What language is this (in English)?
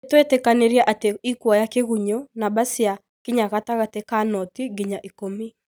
Kikuyu